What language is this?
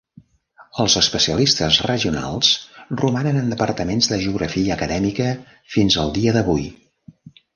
Catalan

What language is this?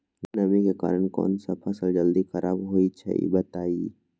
Magahi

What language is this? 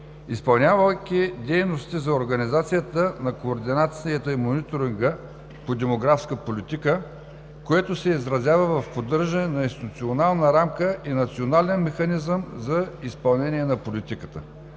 Bulgarian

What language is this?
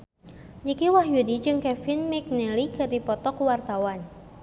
Sundanese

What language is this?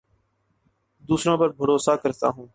Urdu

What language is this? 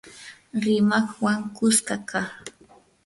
Yanahuanca Pasco Quechua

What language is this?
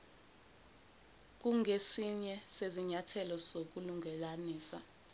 Zulu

